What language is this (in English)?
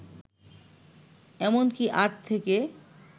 Bangla